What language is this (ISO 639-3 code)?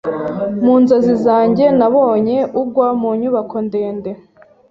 kin